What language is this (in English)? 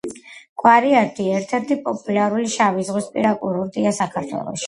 Georgian